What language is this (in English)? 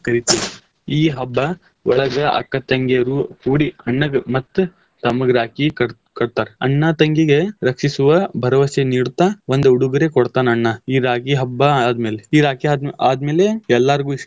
Kannada